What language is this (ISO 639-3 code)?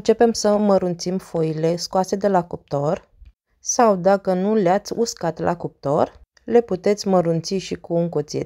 ron